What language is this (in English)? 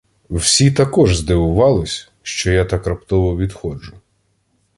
Ukrainian